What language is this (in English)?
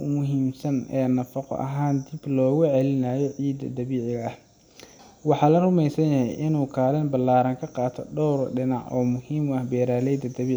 Somali